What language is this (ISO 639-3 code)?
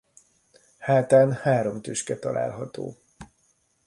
hun